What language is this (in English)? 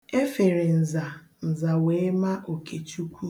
Igbo